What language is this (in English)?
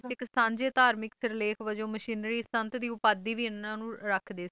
Punjabi